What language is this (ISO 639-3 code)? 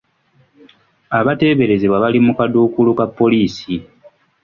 lug